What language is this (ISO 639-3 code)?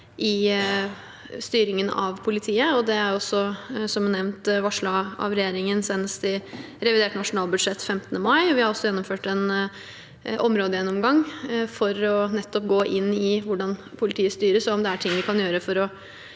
nor